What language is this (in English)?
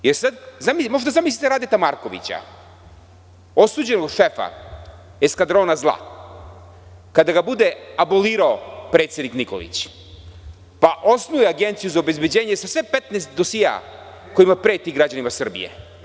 Serbian